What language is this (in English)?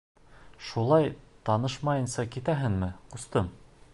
Bashkir